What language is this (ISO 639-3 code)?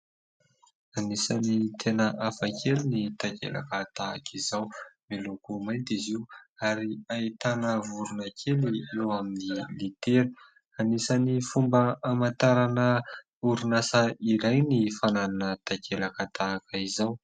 mlg